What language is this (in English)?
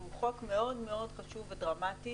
Hebrew